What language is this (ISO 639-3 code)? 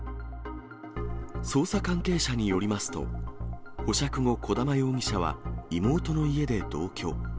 jpn